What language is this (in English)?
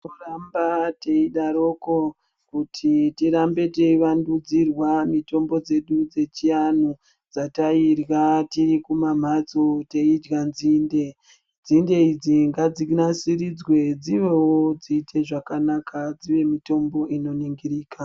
Ndau